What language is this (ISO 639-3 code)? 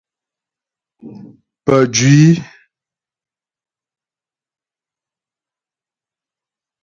bbj